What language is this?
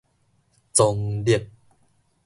Min Nan Chinese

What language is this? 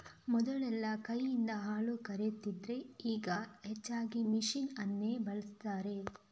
Kannada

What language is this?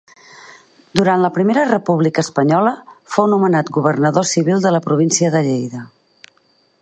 Catalan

